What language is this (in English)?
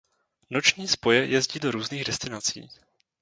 Czech